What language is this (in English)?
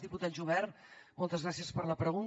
Catalan